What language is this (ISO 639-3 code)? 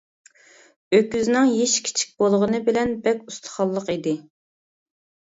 uig